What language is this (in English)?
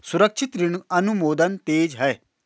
Hindi